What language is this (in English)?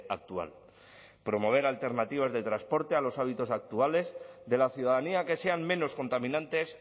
Spanish